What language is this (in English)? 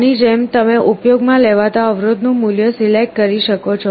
Gujarati